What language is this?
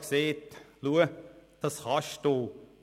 Swiss German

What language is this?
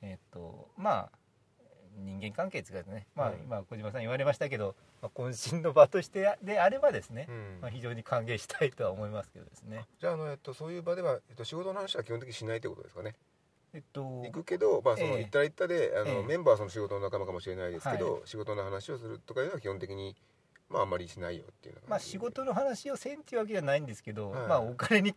Japanese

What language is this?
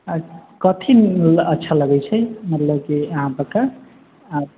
Maithili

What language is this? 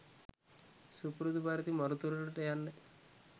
Sinhala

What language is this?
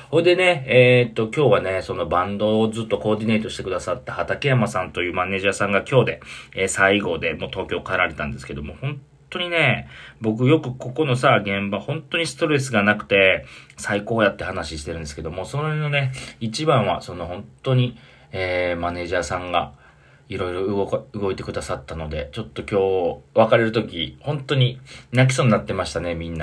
Japanese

